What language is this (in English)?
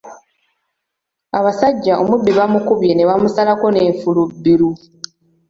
Ganda